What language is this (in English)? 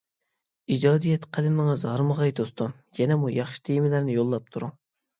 Uyghur